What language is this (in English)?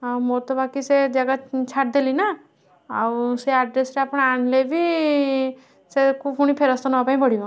Odia